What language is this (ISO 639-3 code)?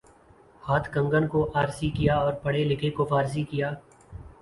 urd